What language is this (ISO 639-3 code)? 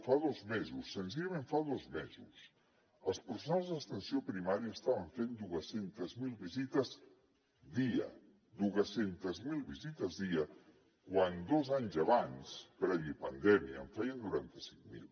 cat